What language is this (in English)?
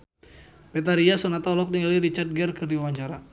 Sundanese